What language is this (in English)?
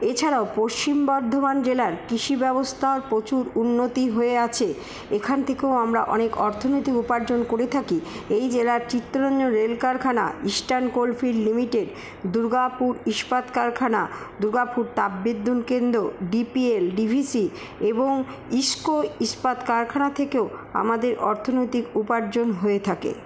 Bangla